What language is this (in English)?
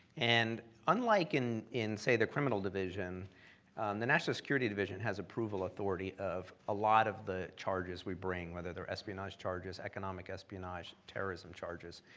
English